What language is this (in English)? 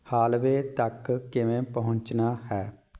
Punjabi